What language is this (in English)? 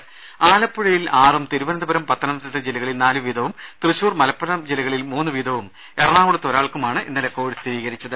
Malayalam